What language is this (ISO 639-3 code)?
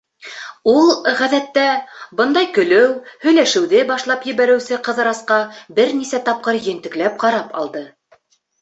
bak